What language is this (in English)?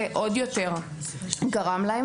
Hebrew